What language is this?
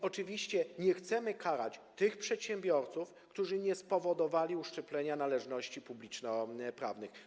Polish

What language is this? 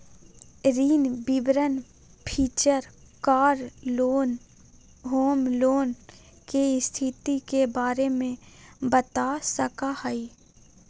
Magahi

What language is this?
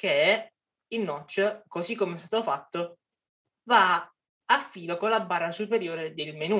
Italian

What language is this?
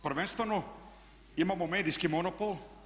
Croatian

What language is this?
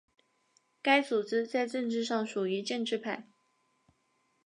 Chinese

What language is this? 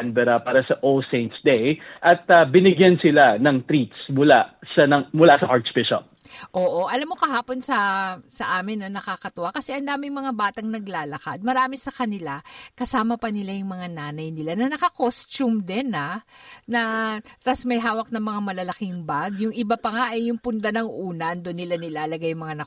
Filipino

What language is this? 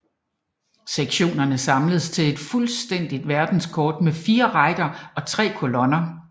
Danish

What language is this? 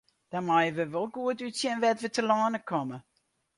Western Frisian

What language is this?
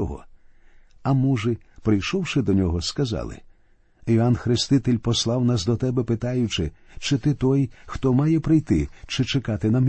Ukrainian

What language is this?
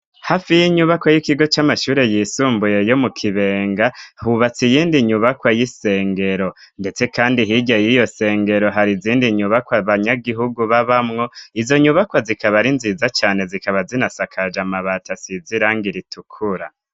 Rundi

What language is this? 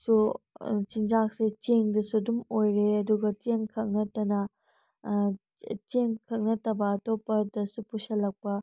Manipuri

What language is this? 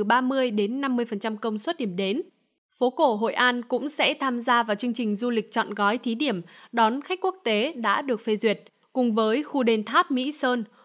Vietnamese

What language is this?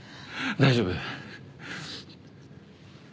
Japanese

